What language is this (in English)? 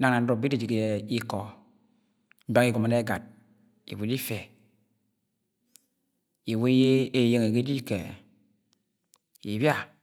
Agwagwune